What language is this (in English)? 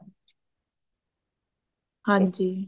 Punjabi